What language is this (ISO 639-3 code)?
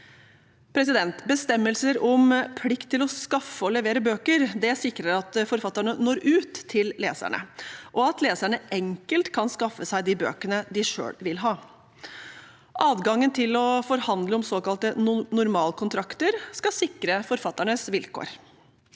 nor